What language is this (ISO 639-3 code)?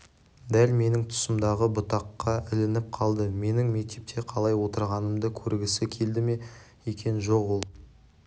kaz